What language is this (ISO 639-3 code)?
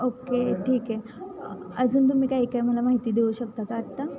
mar